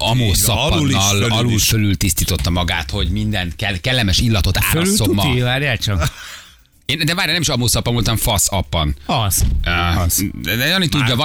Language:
Hungarian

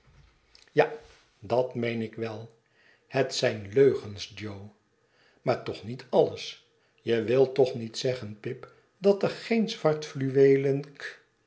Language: Dutch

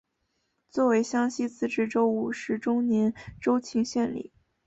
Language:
Chinese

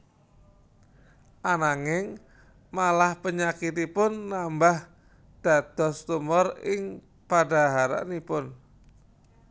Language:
Javanese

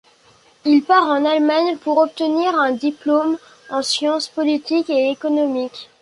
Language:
French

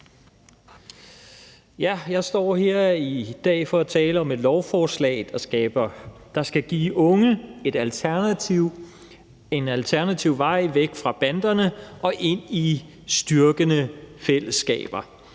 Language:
Danish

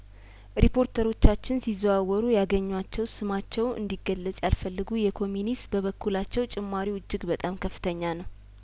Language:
Amharic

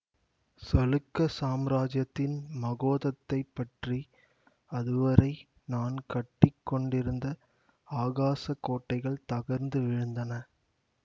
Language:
Tamil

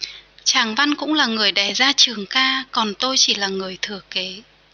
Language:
Vietnamese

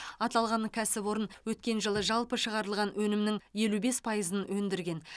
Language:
Kazakh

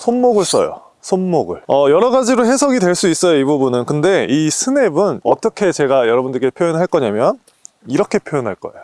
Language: Korean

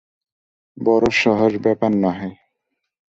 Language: Bangla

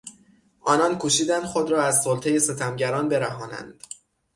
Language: Persian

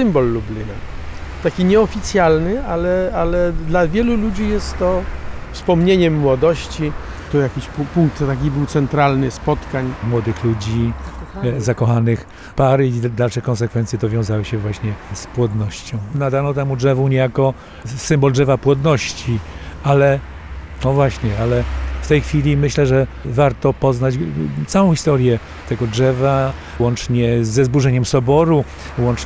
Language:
Polish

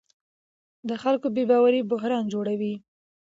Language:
Pashto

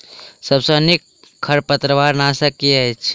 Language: Maithili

